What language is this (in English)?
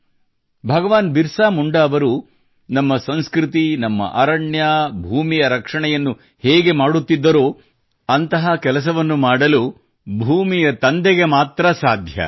Kannada